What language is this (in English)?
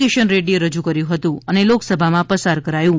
Gujarati